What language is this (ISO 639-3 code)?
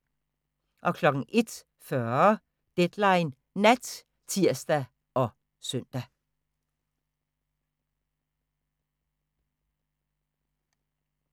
dan